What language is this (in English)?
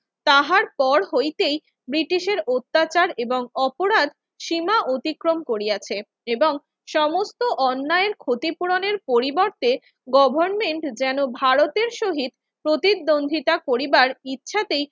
Bangla